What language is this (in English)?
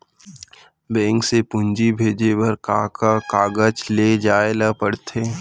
Chhattisgarhi